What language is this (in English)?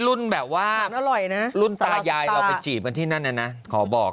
Thai